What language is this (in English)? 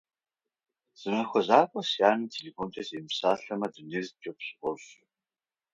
Kabardian